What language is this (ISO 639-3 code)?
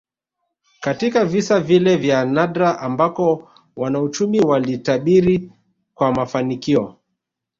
swa